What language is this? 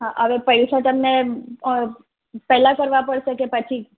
Gujarati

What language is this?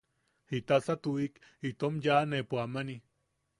Yaqui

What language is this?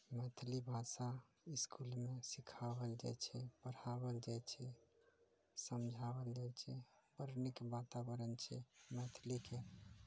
Maithili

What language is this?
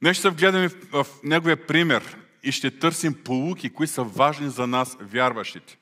Bulgarian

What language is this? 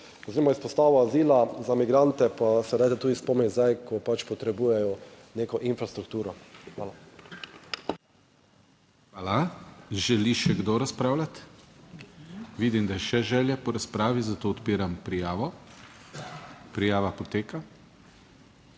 Slovenian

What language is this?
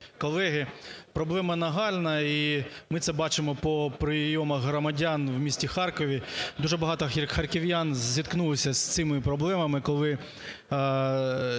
Ukrainian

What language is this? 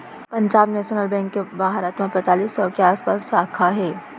Chhattisgarhi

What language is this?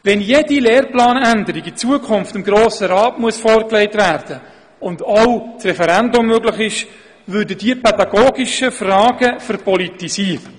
Swiss German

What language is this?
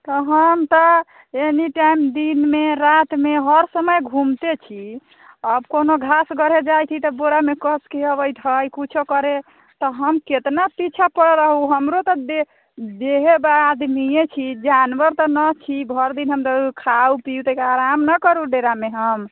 Maithili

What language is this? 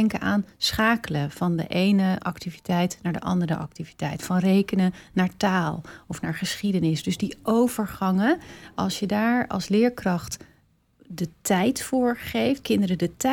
Dutch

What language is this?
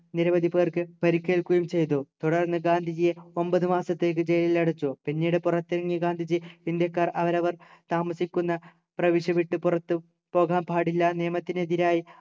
Malayalam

